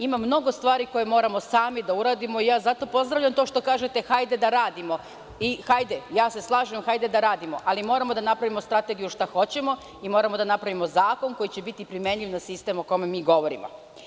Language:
Serbian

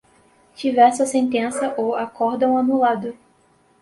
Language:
Portuguese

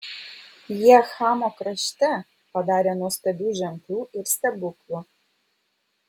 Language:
Lithuanian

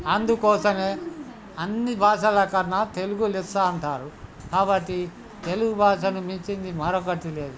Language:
Telugu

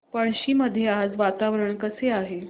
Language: Marathi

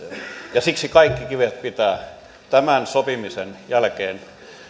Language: Finnish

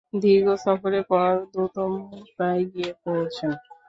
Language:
Bangla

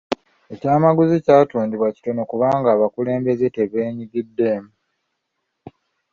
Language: Ganda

